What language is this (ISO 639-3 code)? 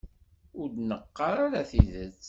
kab